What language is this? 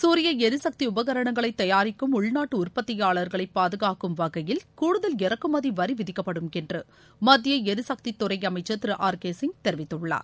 Tamil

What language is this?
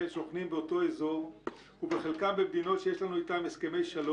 Hebrew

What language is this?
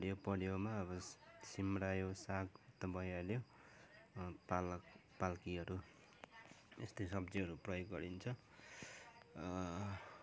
Nepali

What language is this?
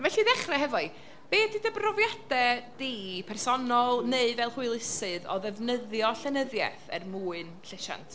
Welsh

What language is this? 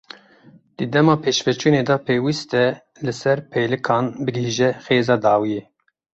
Kurdish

